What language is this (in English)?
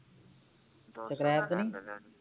Punjabi